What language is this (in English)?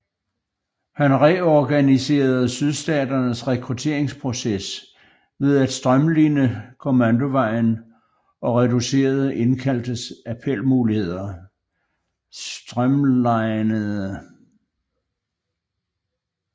Danish